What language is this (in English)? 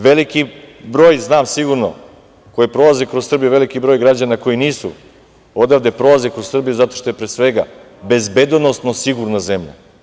Serbian